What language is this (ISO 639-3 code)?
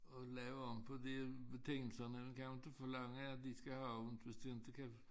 dan